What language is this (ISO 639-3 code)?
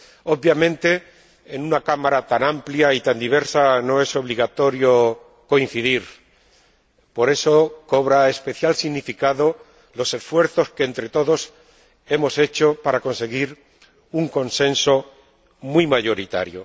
spa